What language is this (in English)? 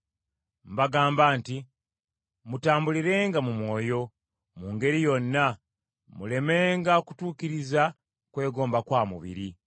Ganda